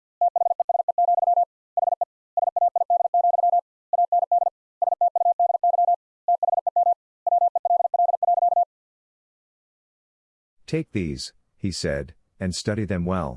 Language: English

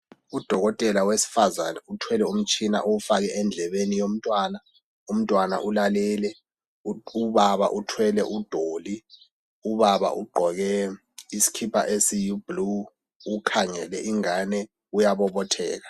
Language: North Ndebele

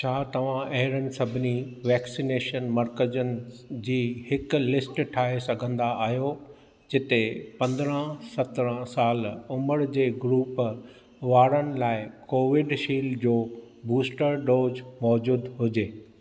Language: Sindhi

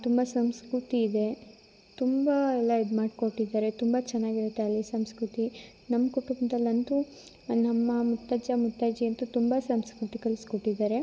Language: Kannada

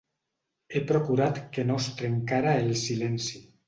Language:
Catalan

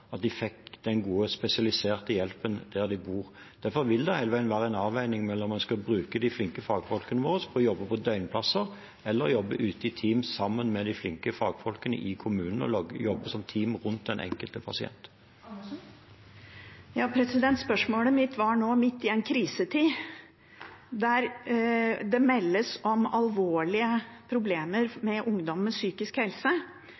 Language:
Norwegian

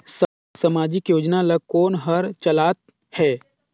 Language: Chhattisgarhi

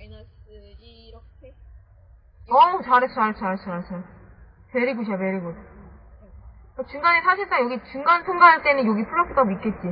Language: Korean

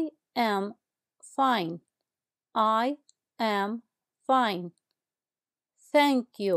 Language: Arabic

